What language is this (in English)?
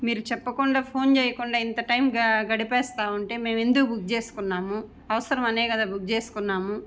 Telugu